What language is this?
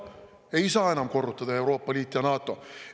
Estonian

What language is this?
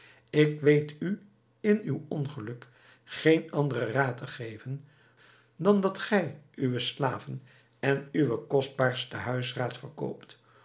Dutch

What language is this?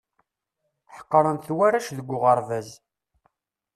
Kabyle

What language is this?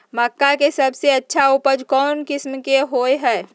Magahi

